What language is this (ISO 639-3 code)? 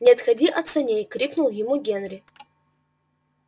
rus